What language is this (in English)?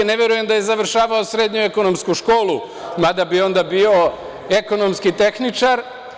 Serbian